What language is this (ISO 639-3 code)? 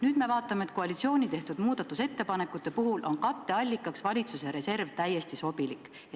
est